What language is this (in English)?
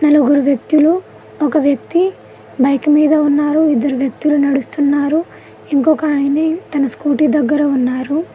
Telugu